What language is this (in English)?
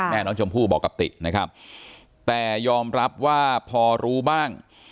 Thai